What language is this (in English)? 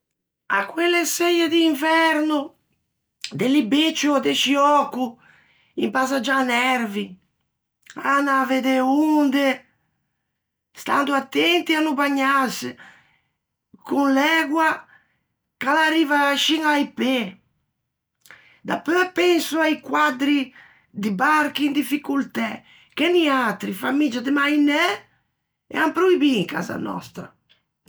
Ligurian